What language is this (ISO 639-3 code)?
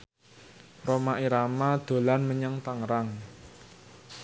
jav